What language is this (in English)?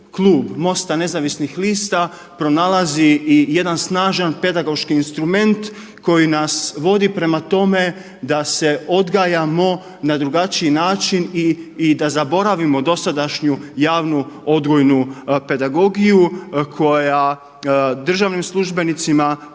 Croatian